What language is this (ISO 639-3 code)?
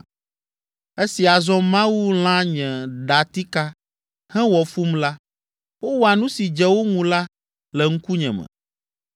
ewe